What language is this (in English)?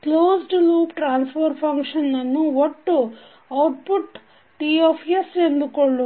Kannada